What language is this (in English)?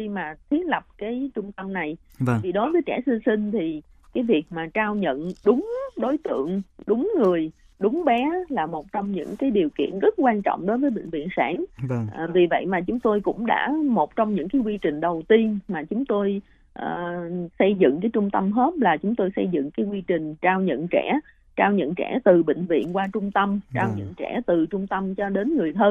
Vietnamese